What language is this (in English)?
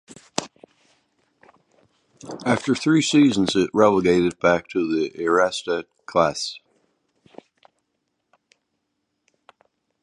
English